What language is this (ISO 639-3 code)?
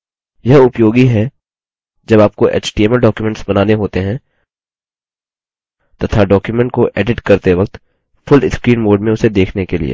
hin